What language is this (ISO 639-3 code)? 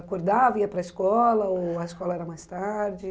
por